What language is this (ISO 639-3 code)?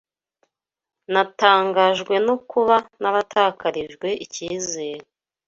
kin